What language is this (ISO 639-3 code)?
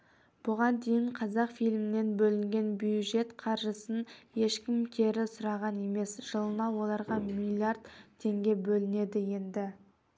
kaz